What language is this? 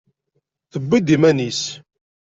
Kabyle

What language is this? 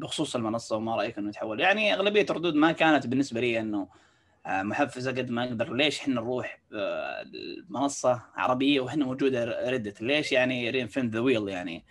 Arabic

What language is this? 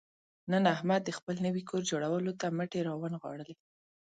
Pashto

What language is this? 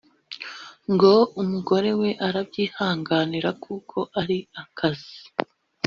Kinyarwanda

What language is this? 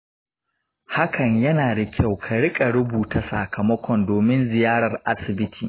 Hausa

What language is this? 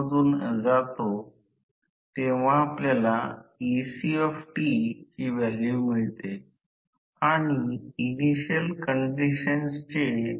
Marathi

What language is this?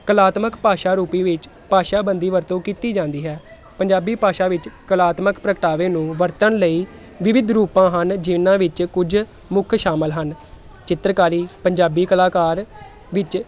Punjabi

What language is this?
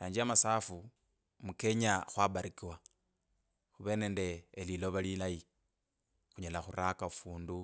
Kabras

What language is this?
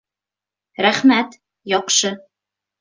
Bashkir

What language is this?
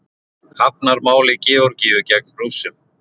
Icelandic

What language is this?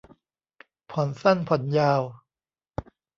Thai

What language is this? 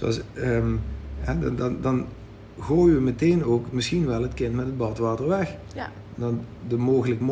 Dutch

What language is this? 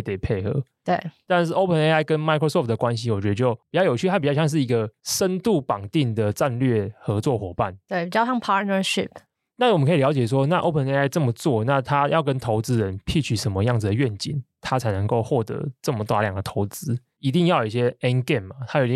Chinese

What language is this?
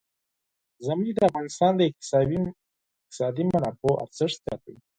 Pashto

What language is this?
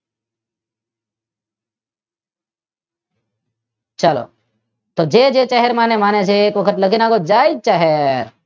Gujarati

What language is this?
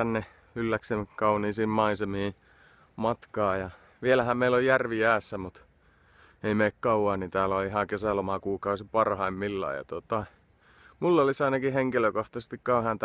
Finnish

